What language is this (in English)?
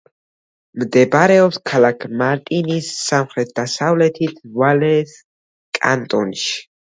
Georgian